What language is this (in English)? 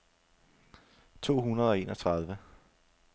Danish